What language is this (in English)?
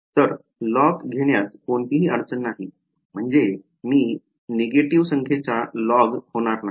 Marathi